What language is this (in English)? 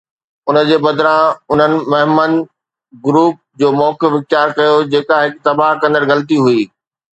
Sindhi